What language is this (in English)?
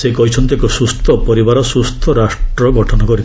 Odia